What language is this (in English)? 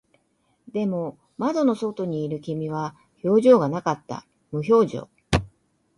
Japanese